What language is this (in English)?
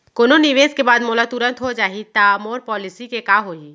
Chhattisgarhi